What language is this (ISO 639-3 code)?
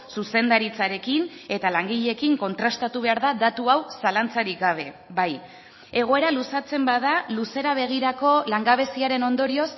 eus